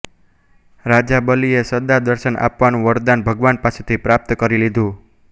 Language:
Gujarati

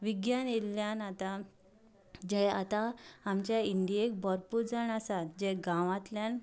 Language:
Konkani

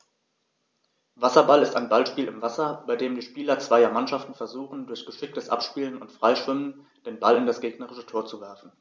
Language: German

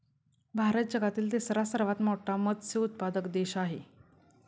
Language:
Marathi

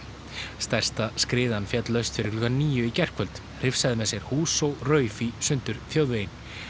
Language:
Icelandic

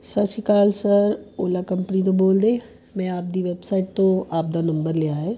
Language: Punjabi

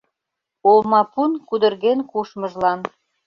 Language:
Mari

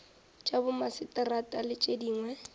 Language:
Northern Sotho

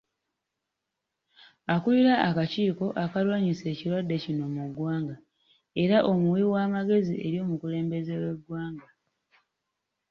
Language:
Ganda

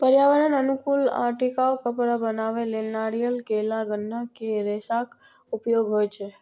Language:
Maithili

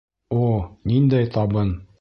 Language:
Bashkir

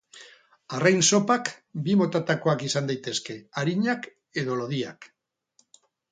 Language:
Basque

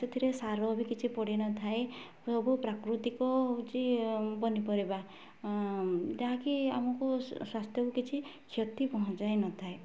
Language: Odia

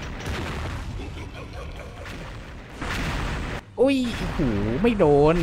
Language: Thai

